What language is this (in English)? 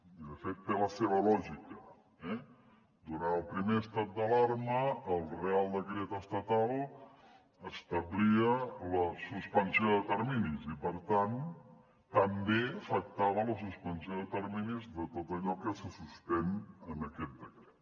Catalan